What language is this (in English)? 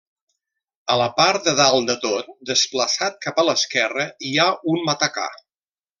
Catalan